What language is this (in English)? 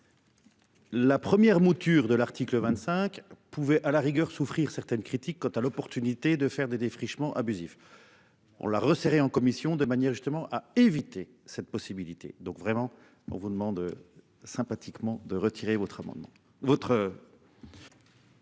French